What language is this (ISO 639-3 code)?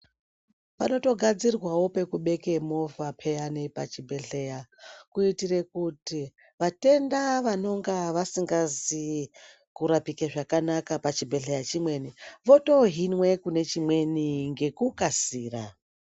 ndc